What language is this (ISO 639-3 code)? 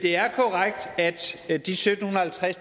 dan